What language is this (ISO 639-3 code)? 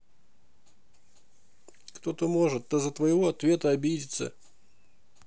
rus